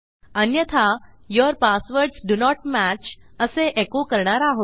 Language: Marathi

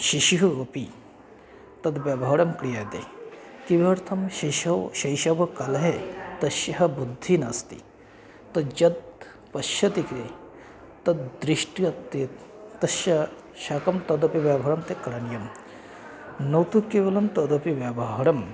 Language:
Sanskrit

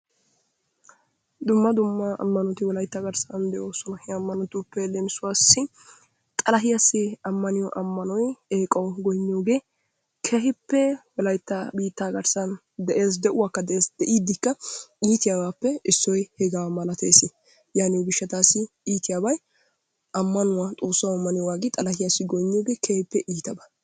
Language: Wolaytta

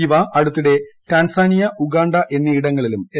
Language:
Malayalam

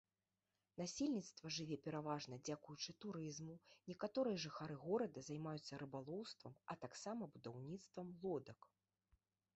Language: Belarusian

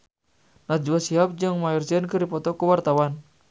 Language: Sundanese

